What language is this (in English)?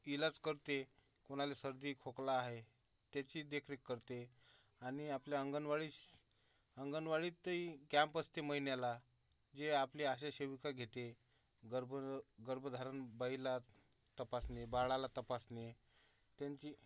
Marathi